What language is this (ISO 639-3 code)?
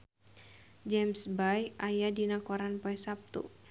sun